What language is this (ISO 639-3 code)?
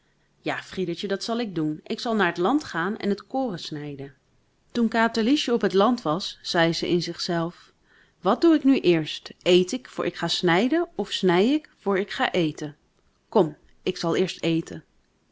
nld